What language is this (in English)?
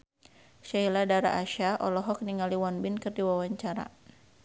Sundanese